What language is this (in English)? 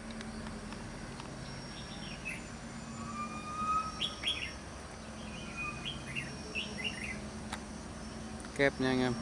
Vietnamese